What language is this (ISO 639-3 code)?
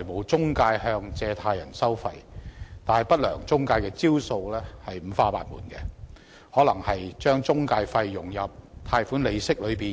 yue